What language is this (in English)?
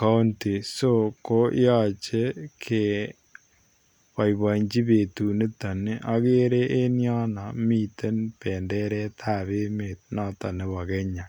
Kalenjin